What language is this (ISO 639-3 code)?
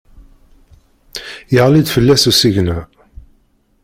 kab